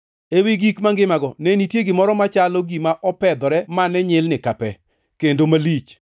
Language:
Luo (Kenya and Tanzania)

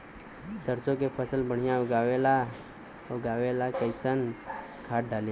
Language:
Bhojpuri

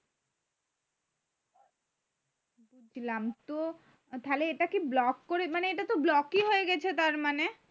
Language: Bangla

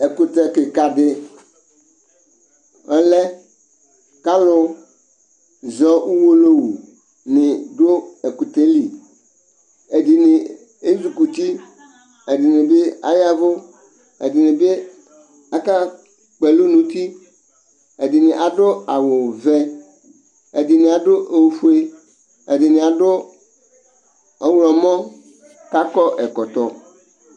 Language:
Ikposo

